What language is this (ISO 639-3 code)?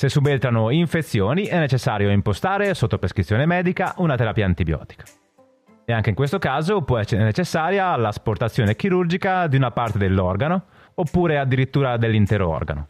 ita